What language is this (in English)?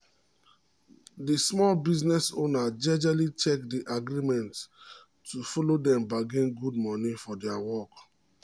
Nigerian Pidgin